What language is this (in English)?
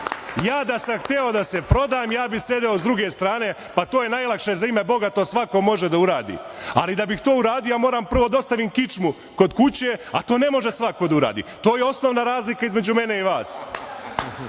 Serbian